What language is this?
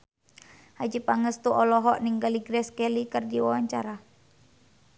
Sundanese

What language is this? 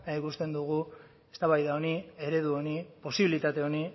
Basque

